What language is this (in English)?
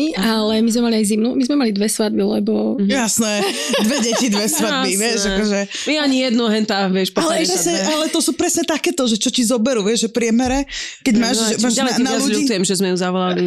Slovak